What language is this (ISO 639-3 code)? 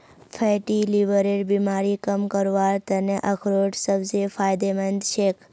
mag